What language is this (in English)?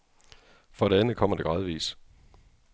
Danish